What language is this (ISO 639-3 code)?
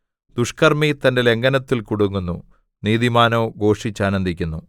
mal